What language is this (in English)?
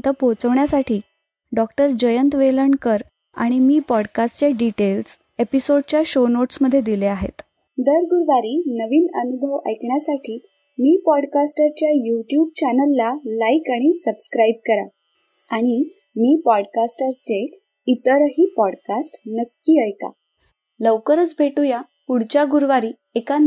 Marathi